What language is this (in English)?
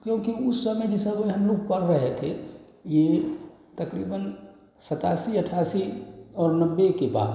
Hindi